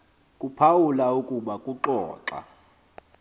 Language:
Xhosa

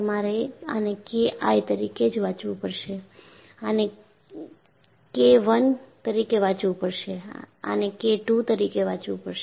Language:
Gujarati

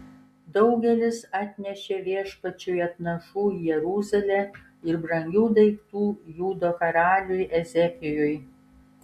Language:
Lithuanian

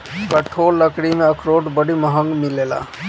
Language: Bhojpuri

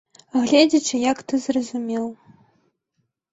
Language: Belarusian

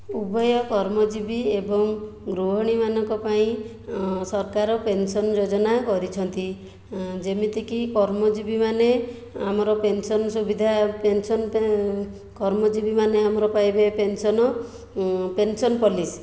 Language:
Odia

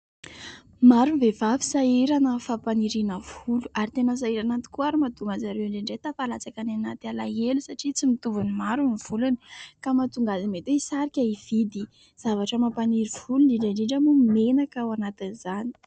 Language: Malagasy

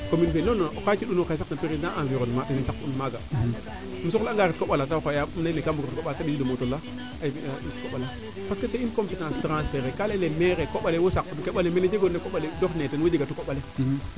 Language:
Serer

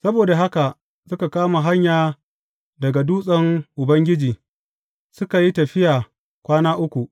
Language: Hausa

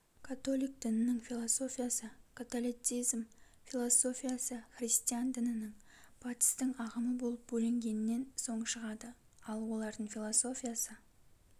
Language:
Kazakh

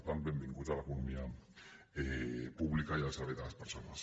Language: Catalan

